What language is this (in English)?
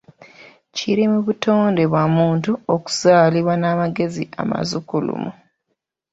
Ganda